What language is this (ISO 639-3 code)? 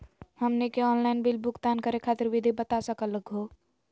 mag